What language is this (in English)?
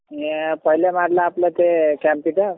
Marathi